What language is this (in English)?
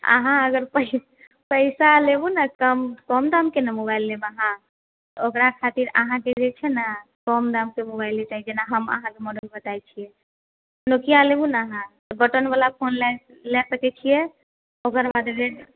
Maithili